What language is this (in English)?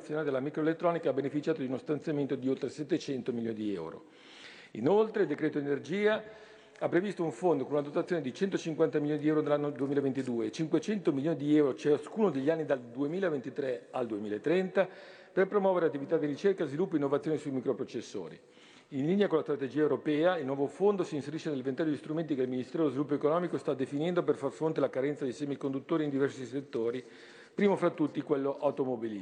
Italian